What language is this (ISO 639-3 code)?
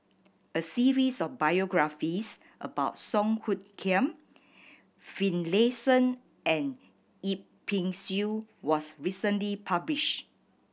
eng